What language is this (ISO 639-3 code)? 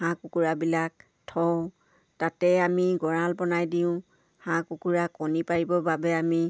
asm